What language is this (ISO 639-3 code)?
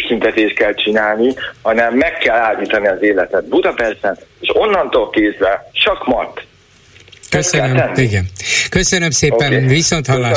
hun